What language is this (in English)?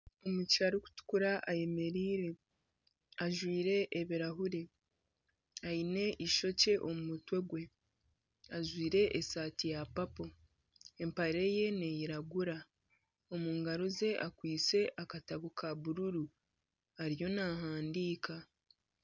Nyankole